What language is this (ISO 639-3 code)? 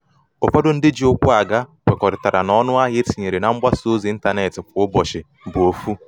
ibo